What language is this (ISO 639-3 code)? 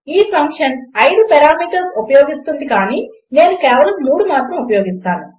tel